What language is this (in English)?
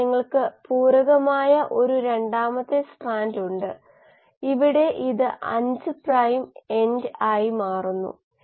Malayalam